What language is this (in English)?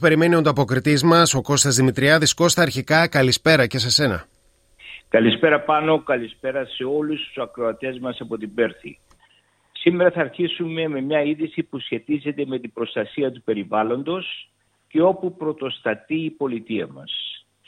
Greek